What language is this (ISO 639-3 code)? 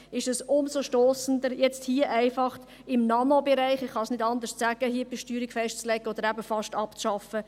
gsw